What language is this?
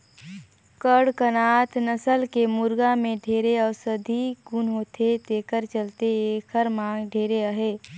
Chhattisgarhi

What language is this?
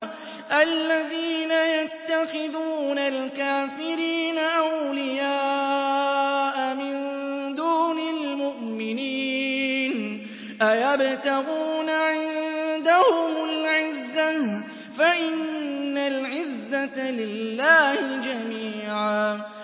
Arabic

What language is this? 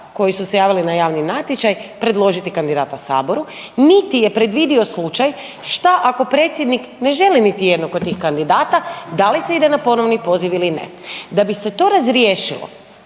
Croatian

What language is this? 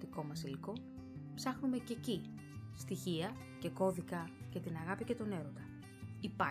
Greek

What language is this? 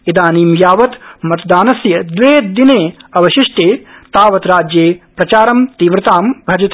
Sanskrit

